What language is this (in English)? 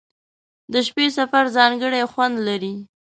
Pashto